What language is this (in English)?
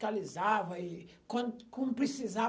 Portuguese